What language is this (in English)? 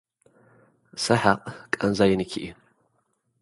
Tigrinya